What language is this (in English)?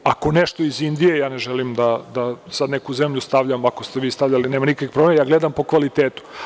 Serbian